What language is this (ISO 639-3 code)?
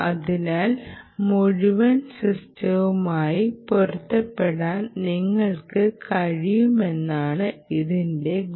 mal